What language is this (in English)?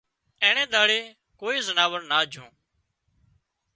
Wadiyara Koli